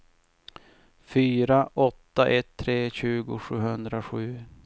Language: Swedish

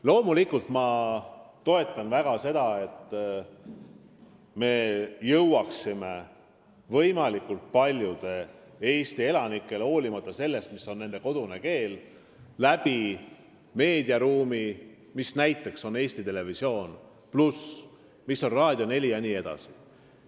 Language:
Estonian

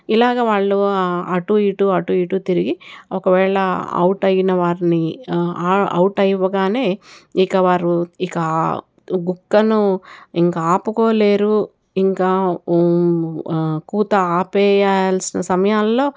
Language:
Telugu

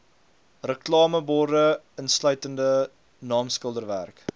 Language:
Afrikaans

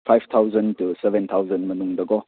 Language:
Manipuri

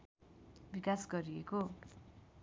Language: Nepali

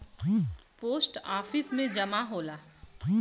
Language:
Bhojpuri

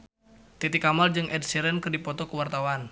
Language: Sundanese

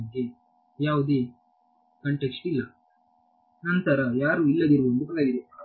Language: Kannada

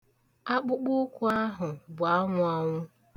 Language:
Igbo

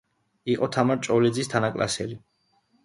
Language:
Georgian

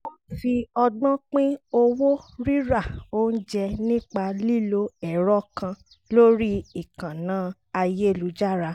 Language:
Yoruba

